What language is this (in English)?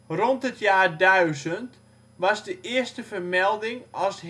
Dutch